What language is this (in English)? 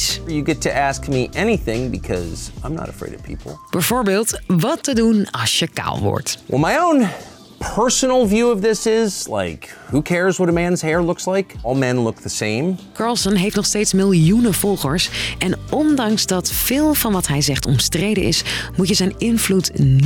Dutch